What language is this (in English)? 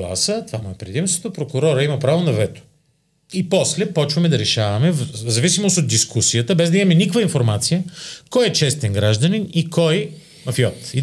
Bulgarian